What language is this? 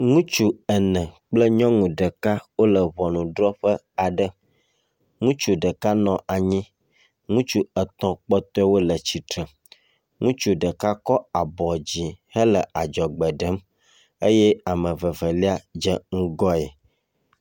Ewe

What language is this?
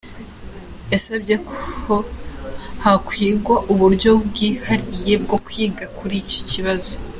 Kinyarwanda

